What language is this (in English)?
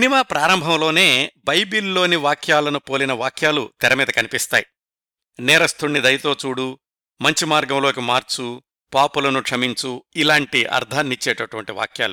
Telugu